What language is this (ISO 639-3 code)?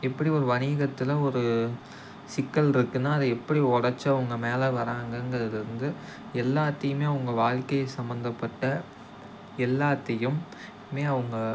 tam